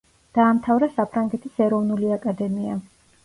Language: Georgian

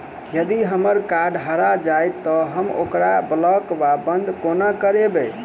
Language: Maithili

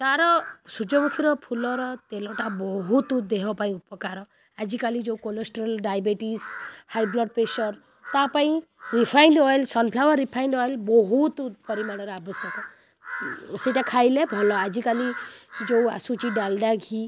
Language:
Odia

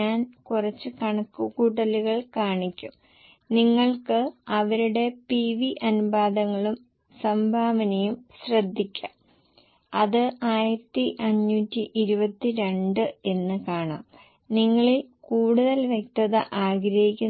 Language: Malayalam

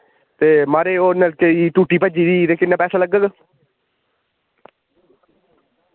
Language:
Dogri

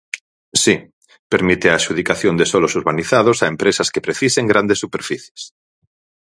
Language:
Galician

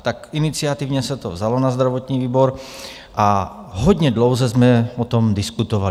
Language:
Czech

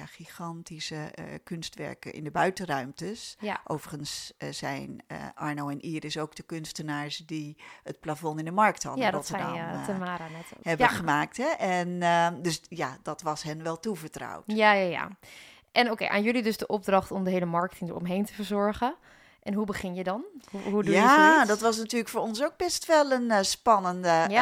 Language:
Dutch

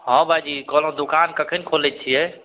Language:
Maithili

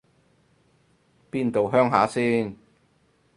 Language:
Cantonese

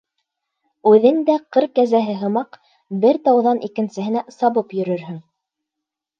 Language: Bashkir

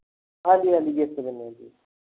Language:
Punjabi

